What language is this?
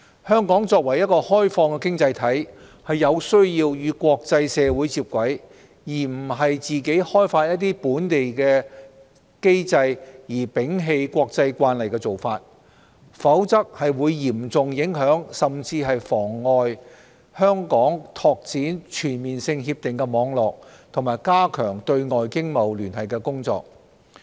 Cantonese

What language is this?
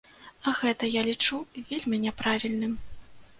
Belarusian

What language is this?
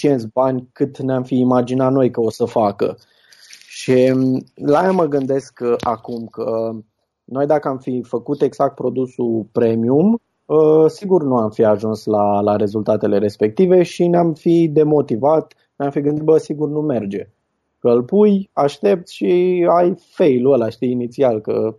Romanian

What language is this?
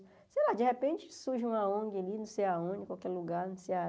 Portuguese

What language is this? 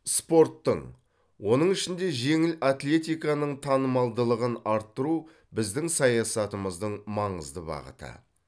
Kazakh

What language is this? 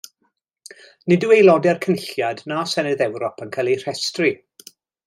Welsh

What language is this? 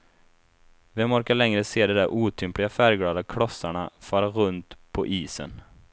Swedish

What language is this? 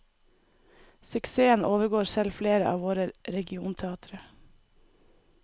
Norwegian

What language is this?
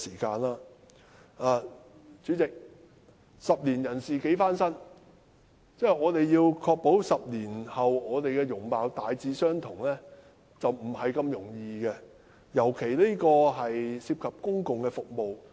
Cantonese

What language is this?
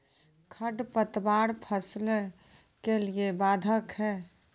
Maithili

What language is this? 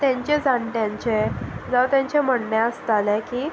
Konkani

